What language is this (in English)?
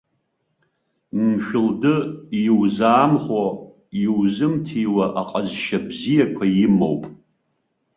Abkhazian